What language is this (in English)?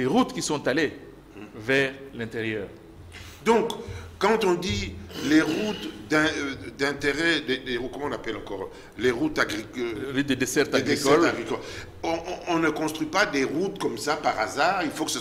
French